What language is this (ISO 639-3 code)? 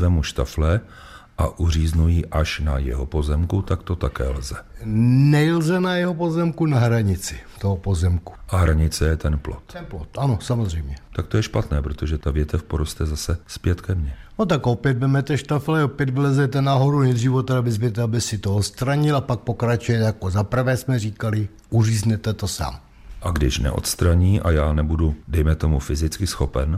ces